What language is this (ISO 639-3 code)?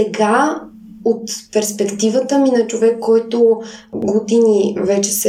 bul